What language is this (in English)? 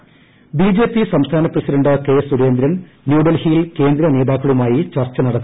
Malayalam